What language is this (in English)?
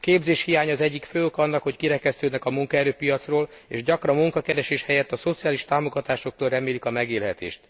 Hungarian